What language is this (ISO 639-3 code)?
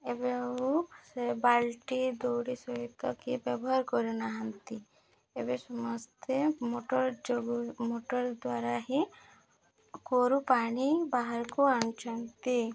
ori